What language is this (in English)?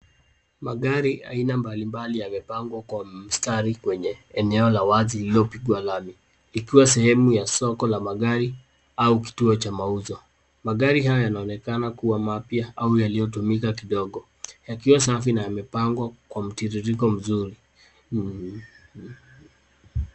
Swahili